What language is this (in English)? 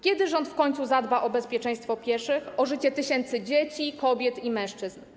Polish